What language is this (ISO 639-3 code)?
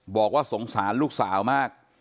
tha